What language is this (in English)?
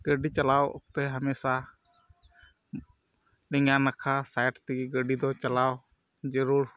Santali